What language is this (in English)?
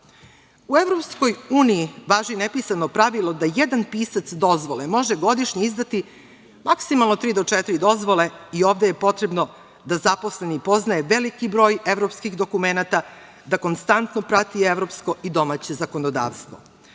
Serbian